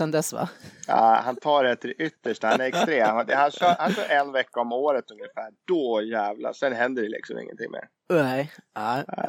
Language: Swedish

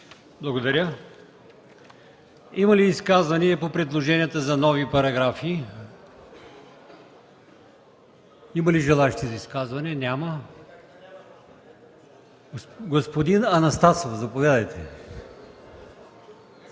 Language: Bulgarian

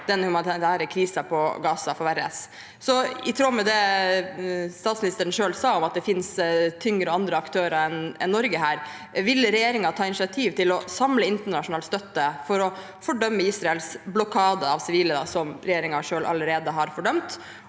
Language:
Norwegian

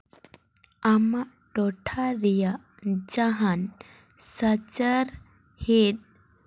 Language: Santali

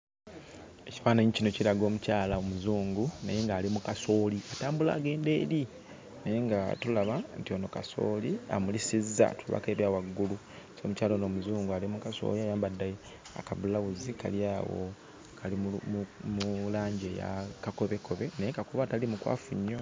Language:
Ganda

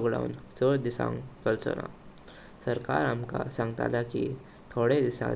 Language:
Konkani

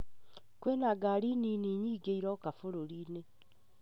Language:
Kikuyu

